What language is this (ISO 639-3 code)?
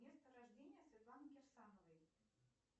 rus